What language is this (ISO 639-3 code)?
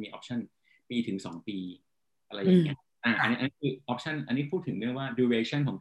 tha